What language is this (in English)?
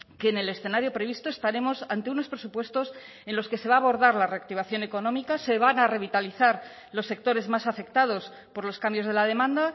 Spanish